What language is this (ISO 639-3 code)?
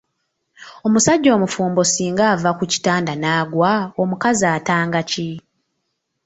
lug